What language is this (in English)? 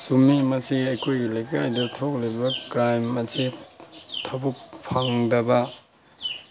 Manipuri